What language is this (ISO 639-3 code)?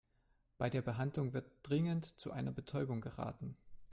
deu